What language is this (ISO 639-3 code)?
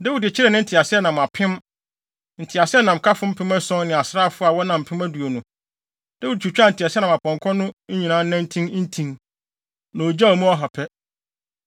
aka